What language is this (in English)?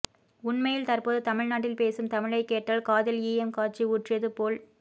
Tamil